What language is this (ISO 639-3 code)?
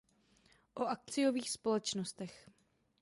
ces